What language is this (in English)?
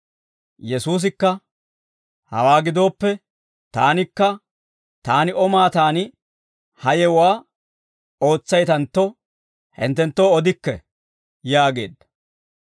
Dawro